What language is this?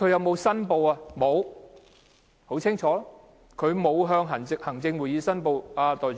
Cantonese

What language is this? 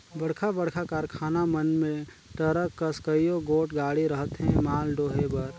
Chhattisgarhi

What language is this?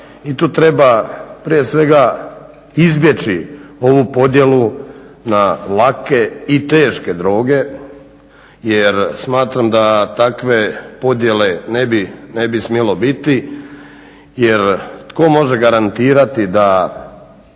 Croatian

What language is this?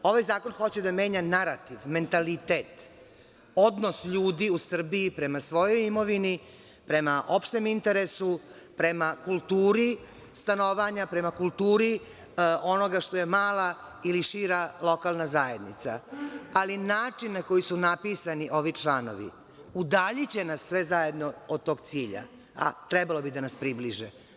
Serbian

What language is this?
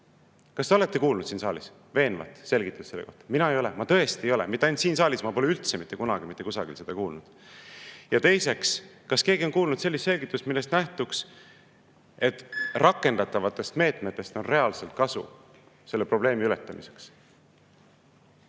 Estonian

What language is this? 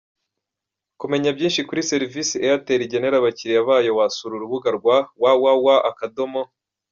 Kinyarwanda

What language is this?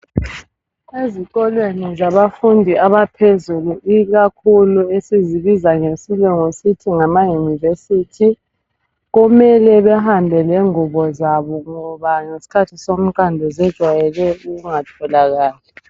North Ndebele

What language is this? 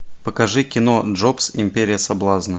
Russian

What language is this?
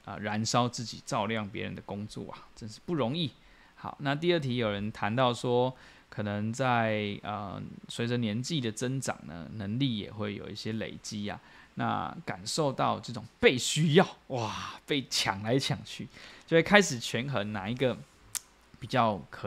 Chinese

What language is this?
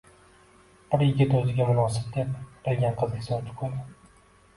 Uzbek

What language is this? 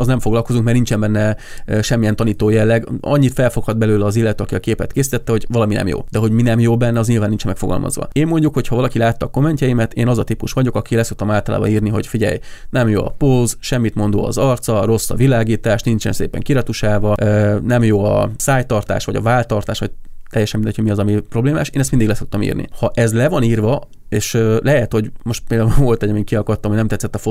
Hungarian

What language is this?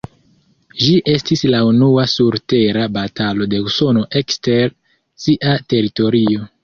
Esperanto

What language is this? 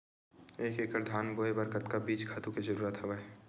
Chhattisgarhi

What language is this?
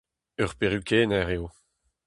Breton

